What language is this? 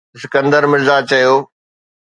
Sindhi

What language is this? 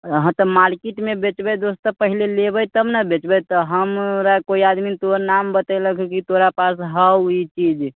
Maithili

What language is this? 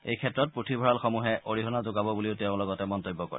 Assamese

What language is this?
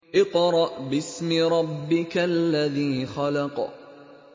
Arabic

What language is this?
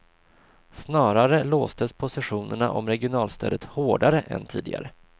Swedish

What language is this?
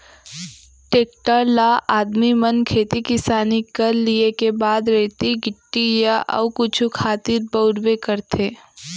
Chhattisgarhi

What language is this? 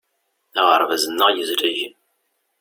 Kabyle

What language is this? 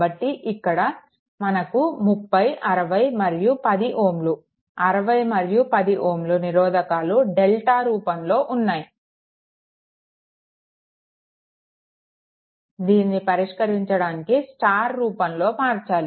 Telugu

